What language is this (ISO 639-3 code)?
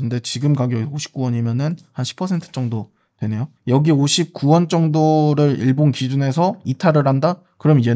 kor